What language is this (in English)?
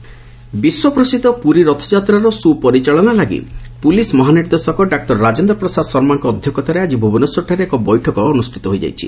Odia